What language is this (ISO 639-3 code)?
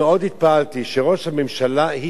heb